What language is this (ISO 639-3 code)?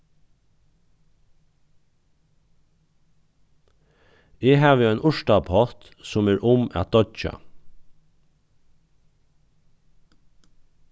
fao